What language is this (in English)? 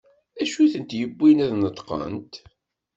Kabyle